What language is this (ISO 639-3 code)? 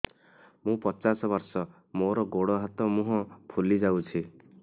ori